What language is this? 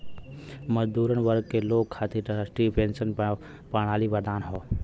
Bhojpuri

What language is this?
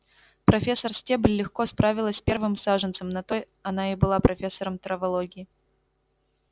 Russian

